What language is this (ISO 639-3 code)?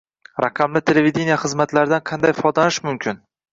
uzb